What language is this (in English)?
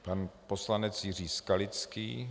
Czech